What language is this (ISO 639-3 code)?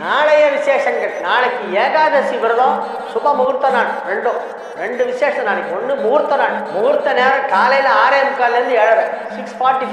tam